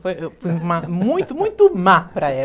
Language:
Portuguese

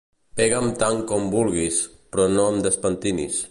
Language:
Catalan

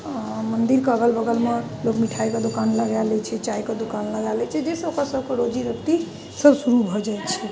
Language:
Maithili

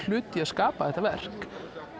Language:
Icelandic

